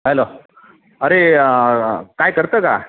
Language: Marathi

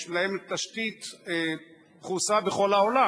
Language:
Hebrew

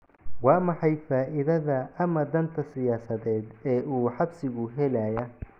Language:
Somali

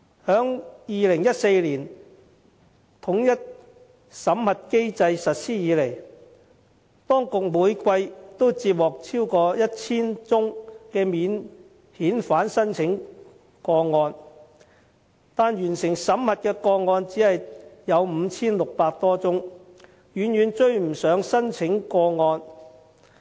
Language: Cantonese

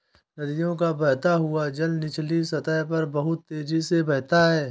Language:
Hindi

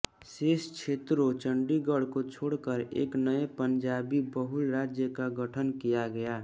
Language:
Hindi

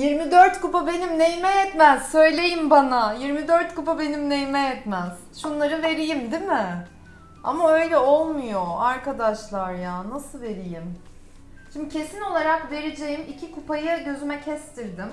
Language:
Turkish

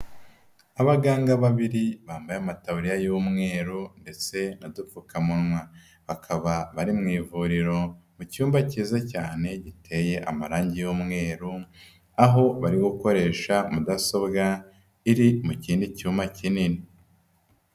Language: Kinyarwanda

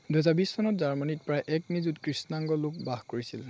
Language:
Assamese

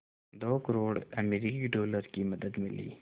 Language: Hindi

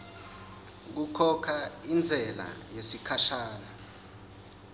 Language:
Swati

